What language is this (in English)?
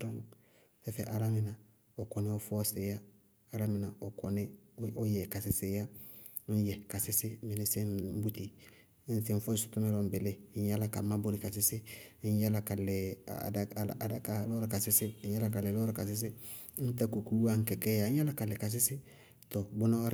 Bago-Kusuntu